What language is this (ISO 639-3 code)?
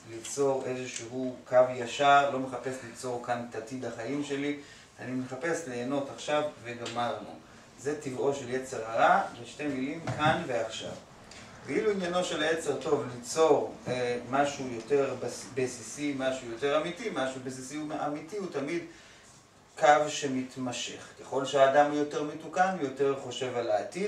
heb